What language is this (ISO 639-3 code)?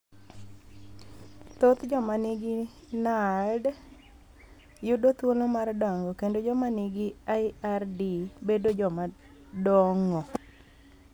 luo